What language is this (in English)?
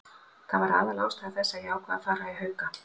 Icelandic